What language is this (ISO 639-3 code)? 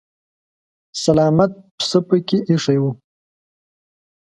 pus